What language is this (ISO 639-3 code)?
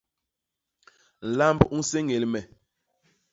bas